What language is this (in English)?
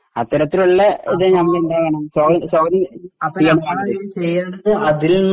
Malayalam